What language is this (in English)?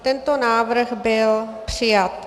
Czech